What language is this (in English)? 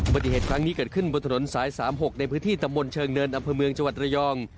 Thai